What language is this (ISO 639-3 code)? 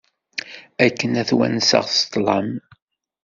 kab